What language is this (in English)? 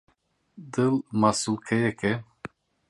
Kurdish